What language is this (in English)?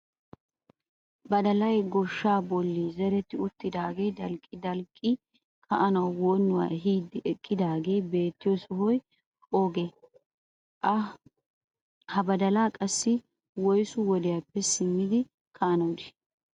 Wolaytta